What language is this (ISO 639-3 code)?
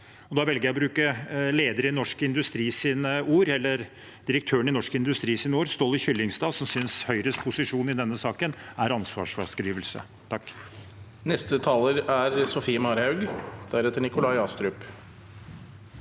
nor